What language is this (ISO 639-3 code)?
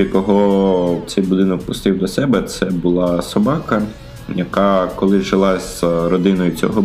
ukr